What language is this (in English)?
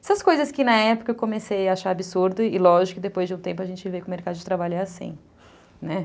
Portuguese